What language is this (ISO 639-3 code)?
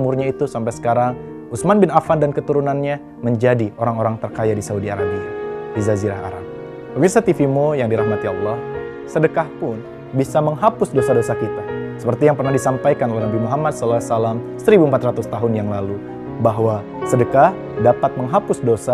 ind